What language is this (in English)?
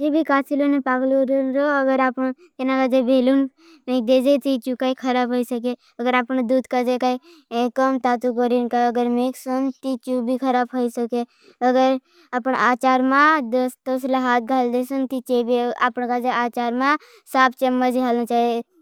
Bhili